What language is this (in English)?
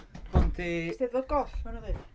Welsh